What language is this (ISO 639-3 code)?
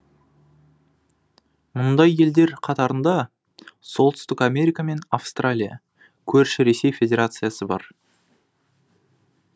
kaz